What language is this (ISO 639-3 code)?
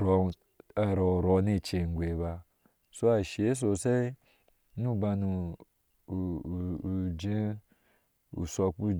ahs